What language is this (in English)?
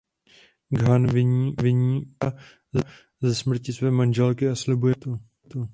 Czech